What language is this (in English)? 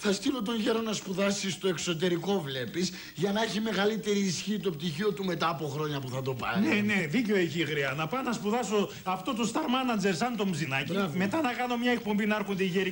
Greek